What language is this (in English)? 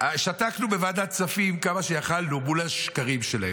Hebrew